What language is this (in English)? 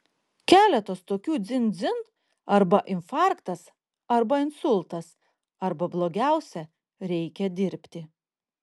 Lithuanian